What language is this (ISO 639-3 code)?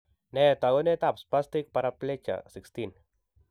kln